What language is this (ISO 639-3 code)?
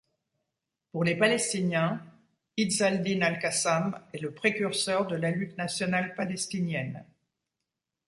fra